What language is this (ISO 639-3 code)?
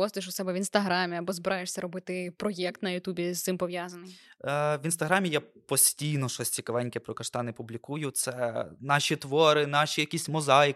ukr